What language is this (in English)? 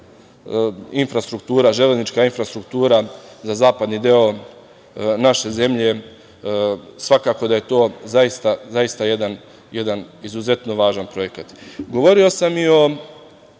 Serbian